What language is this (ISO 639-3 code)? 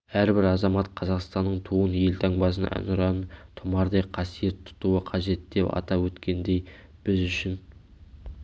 kaz